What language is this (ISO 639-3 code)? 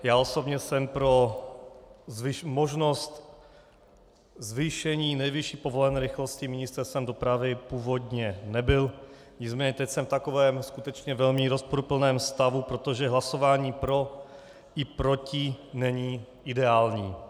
ces